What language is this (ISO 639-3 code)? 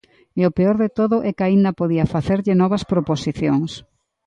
glg